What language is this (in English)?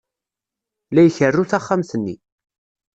Kabyle